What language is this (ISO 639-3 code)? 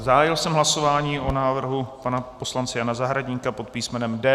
ces